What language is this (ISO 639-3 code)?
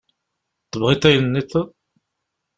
kab